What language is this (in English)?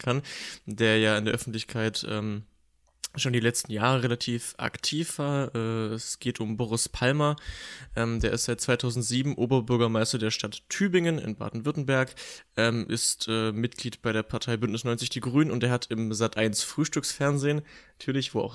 German